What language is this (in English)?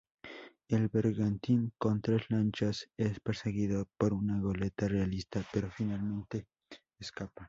Spanish